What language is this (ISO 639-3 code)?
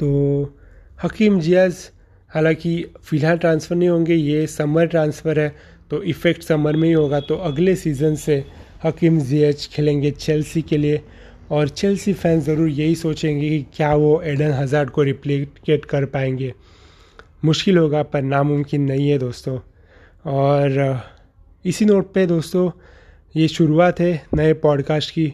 hin